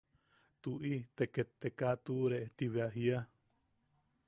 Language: Yaqui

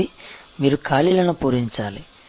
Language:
Telugu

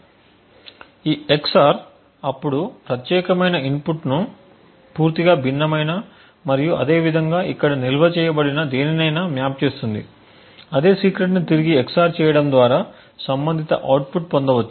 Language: Telugu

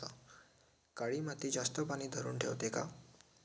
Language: Marathi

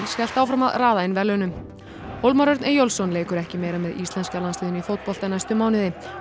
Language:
Icelandic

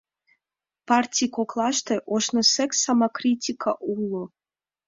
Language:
Mari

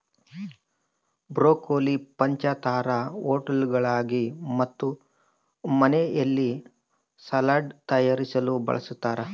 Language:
Kannada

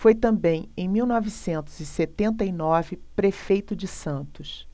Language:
Portuguese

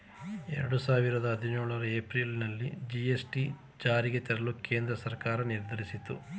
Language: Kannada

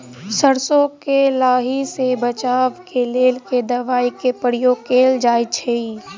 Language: Maithili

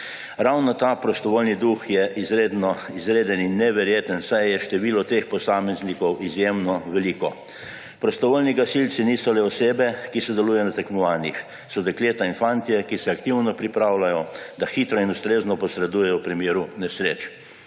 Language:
Slovenian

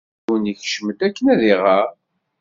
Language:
Kabyle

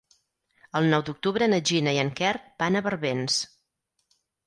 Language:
Catalan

